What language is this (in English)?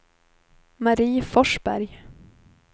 Swedish